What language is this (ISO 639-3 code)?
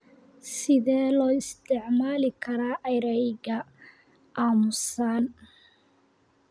som